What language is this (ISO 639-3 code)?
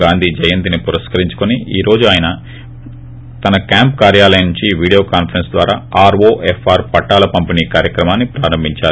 tel